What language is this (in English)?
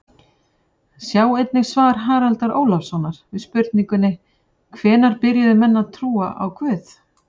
Icelandic